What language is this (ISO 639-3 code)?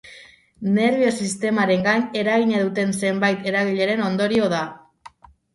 eus